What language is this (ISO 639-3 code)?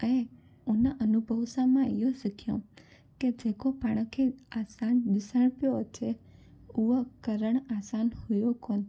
snd